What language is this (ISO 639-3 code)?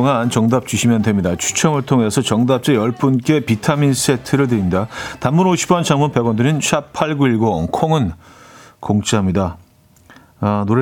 kor